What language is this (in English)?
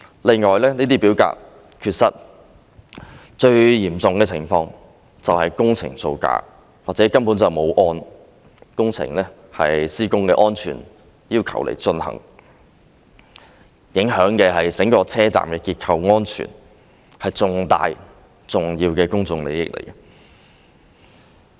Cantonese